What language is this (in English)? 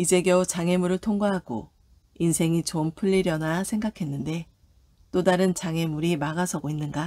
Korean